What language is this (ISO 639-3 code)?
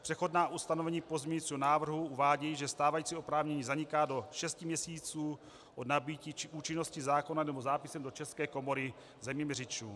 ces